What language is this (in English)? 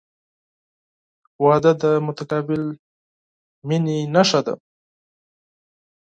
Pashto